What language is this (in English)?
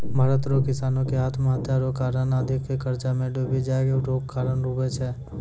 Maithili